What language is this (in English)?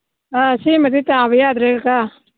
Manipuri